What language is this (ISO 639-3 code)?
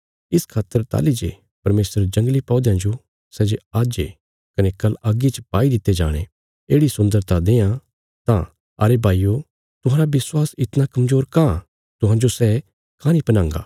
kfs